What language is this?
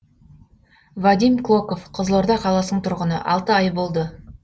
Kazakh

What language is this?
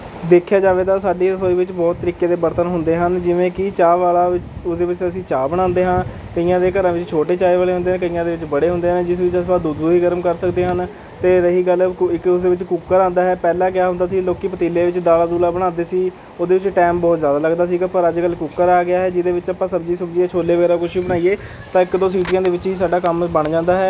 Punjabi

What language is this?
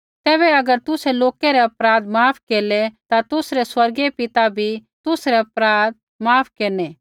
Kullu Pahari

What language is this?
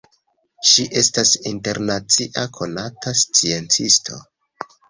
Esperanto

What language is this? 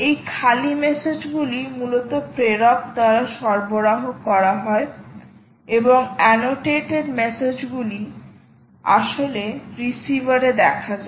Bangla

